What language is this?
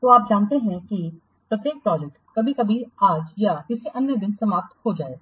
Hindi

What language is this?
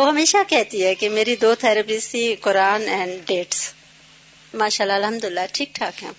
Urdu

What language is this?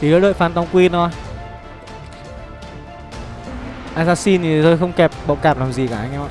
Vietnamese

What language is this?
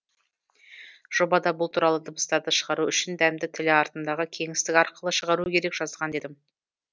Kazakh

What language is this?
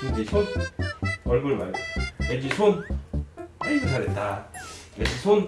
Korean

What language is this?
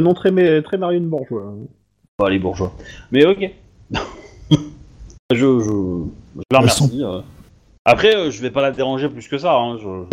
French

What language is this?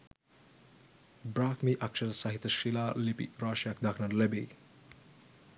Sinhala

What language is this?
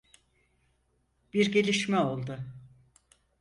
Turkish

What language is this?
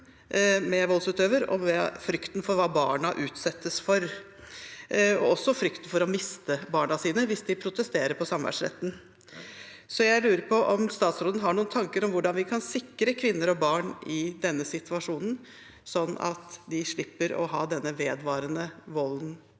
Norwegian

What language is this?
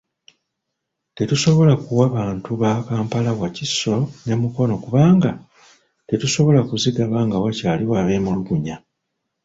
Ganda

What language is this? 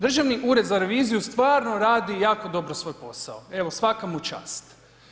Croatian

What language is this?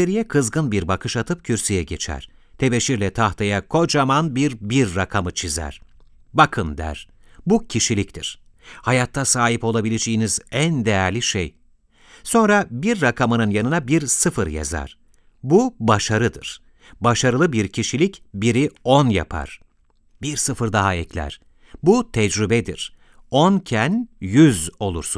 Turkish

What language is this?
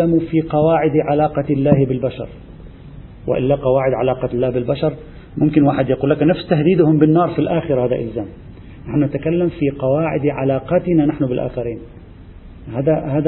Arabic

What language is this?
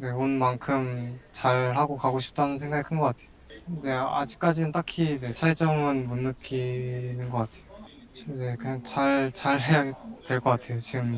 Korean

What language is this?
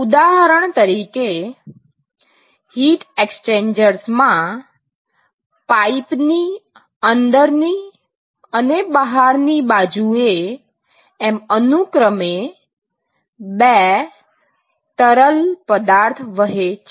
Gujarati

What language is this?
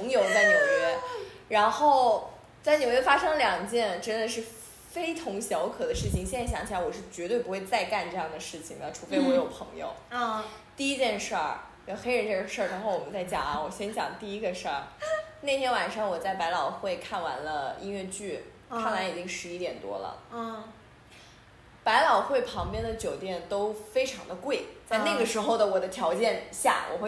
Chinese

